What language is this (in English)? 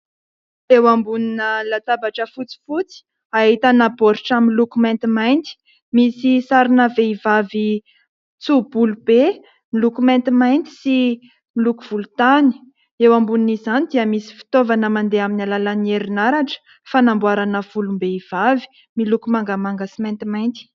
Malagasy